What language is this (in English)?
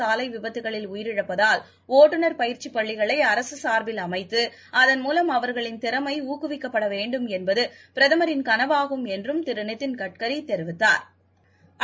Tamil